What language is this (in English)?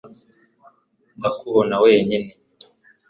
Kinyarwanda